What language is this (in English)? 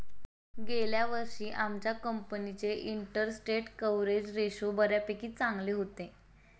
Marathi